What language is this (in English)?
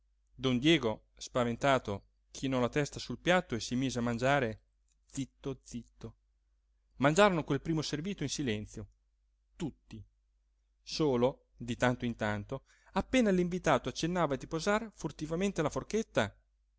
Italian